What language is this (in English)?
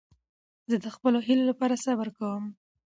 Pashto